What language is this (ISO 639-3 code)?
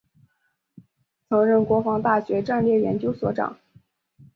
zho